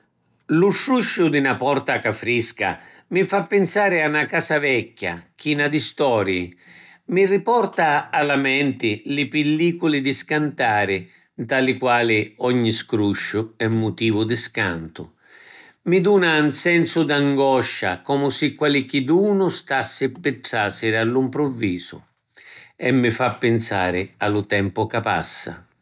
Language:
Sicilian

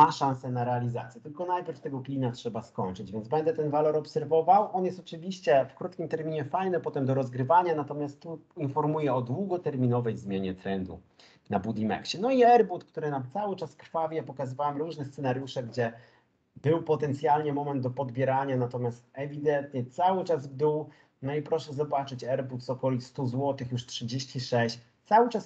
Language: Polish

